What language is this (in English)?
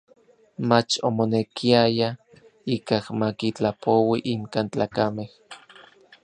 Orizaba Nahuatl